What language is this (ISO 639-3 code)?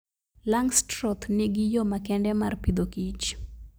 luo